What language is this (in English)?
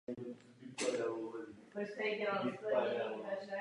Czech